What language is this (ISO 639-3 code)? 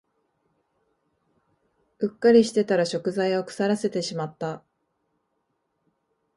jpn